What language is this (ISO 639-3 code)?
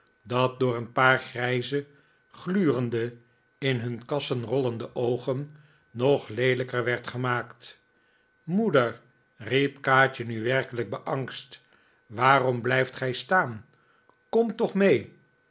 nld